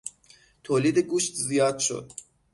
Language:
Persian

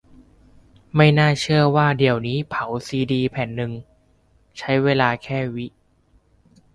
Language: Thai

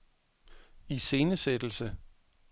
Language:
Danish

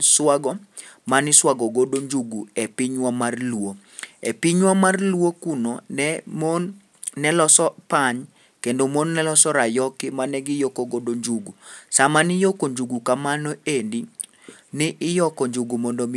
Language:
Luo (Kenya and Tanzania)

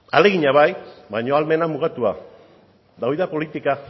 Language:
Basque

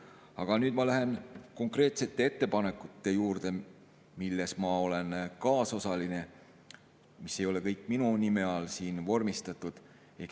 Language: Estonian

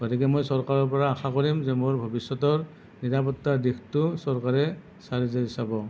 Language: Assamese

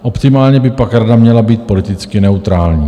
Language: Czech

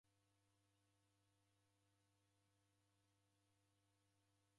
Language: Taita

